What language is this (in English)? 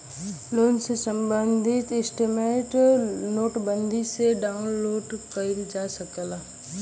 Bhojpuri